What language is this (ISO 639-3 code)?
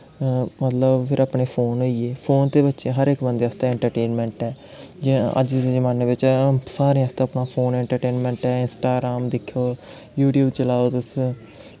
doi